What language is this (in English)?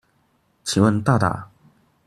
Chinese